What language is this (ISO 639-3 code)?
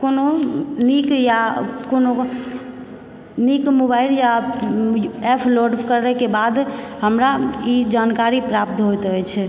mai